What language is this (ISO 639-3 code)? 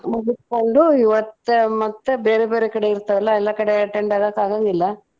kan